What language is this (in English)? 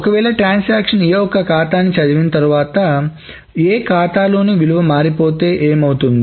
Telugu